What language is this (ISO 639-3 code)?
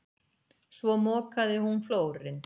isl